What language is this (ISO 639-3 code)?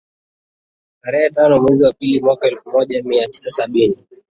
swa